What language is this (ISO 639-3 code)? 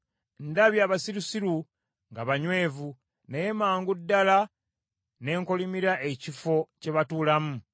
lug